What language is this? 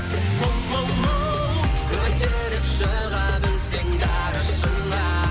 Kazakh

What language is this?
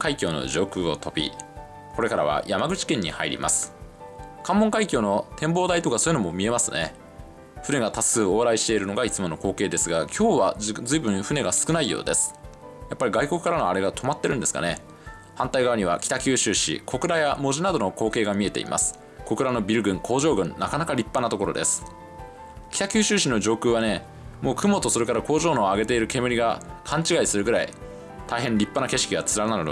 Japanese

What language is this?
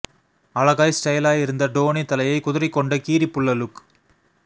Tamil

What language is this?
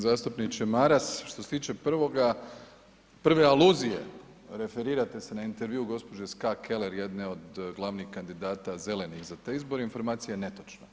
Croatian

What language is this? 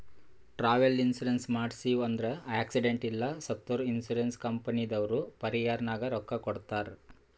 Kannada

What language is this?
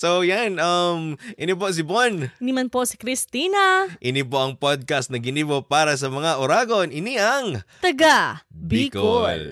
Filipino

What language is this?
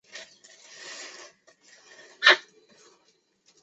Chinese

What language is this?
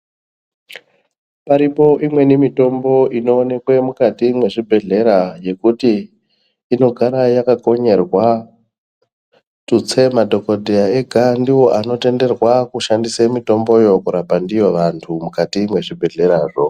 Ndau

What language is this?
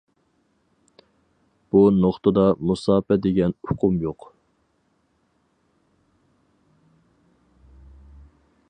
Uyghur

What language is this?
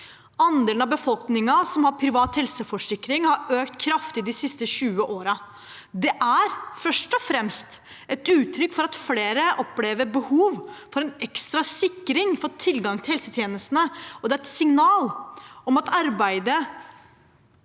Norwegian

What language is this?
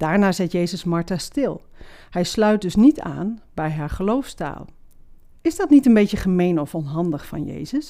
Dutch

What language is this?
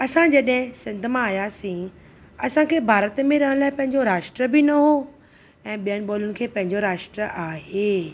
Sindhi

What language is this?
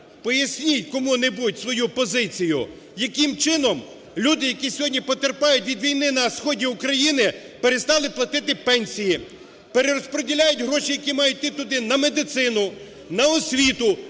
Ukrainian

